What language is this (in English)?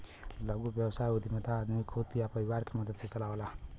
Bhojpuri